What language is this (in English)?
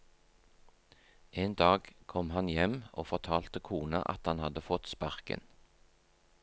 Norwegian